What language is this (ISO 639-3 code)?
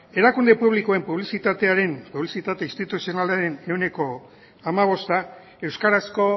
eus